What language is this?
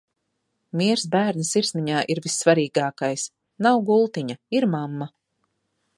Latvian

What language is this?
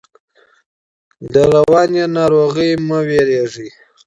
Pashto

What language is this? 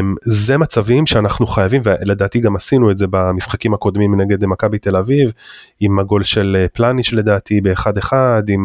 Hebrew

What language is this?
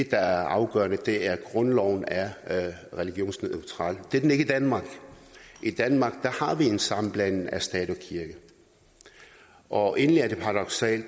Danish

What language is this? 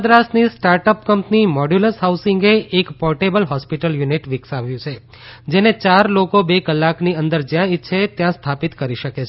Gujarati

